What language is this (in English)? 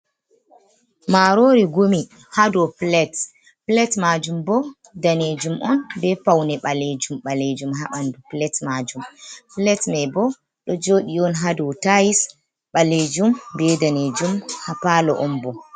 Fula